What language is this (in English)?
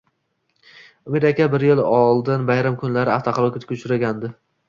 Uzbek